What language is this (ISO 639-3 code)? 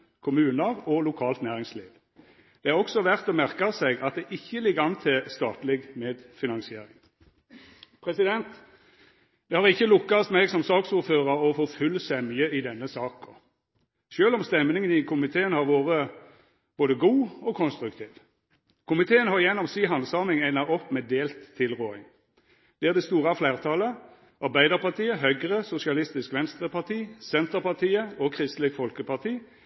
nno